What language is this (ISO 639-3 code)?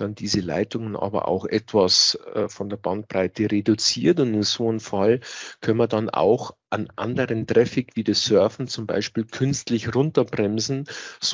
deu